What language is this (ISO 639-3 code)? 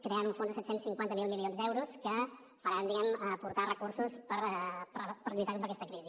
cat